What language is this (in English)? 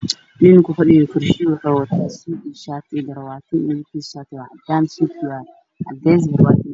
Somali